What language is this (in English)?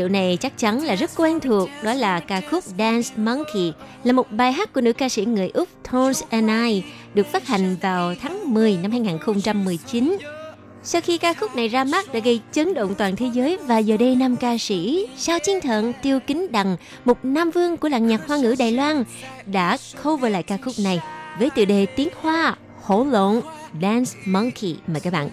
Vietnamese